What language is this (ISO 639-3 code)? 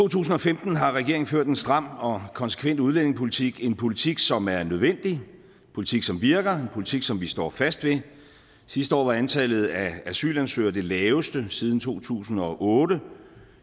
dan